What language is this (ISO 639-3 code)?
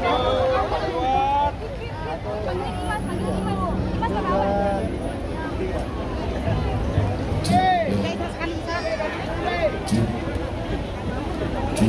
ind